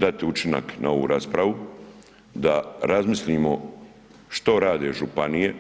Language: Croatian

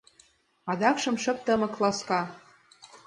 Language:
Mari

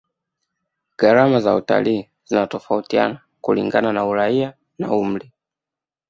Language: Swahili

